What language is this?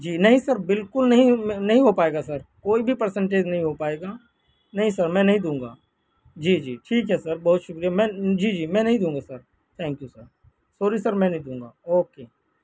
Urdu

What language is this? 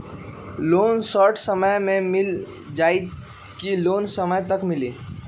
Magahi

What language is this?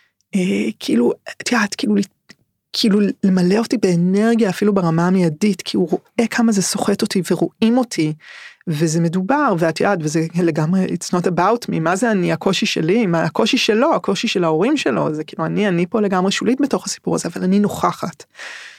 Hebrew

